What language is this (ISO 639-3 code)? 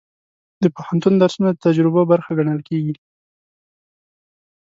pus